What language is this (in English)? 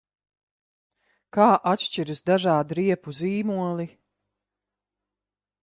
Latvian